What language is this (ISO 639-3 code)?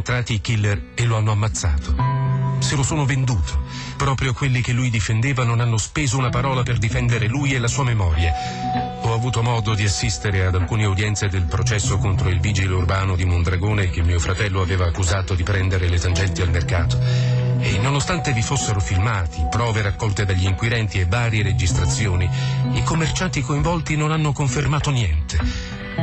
ita